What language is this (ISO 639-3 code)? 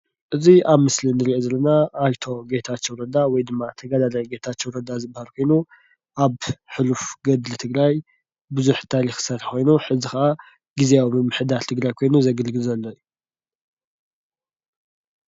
tir